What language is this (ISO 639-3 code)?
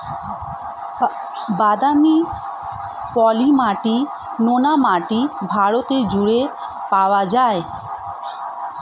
ben